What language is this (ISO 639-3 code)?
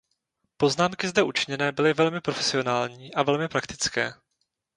ces